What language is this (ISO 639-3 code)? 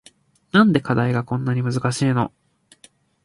jpn